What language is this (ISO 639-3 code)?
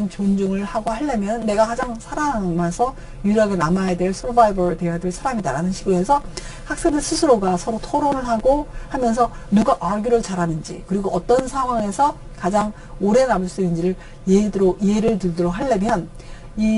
kor